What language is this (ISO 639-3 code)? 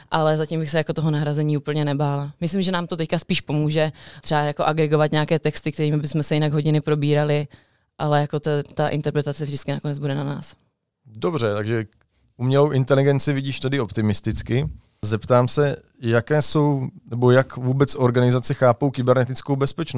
ces